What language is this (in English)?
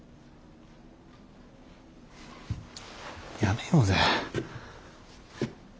Japanese